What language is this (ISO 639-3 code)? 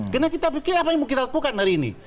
ind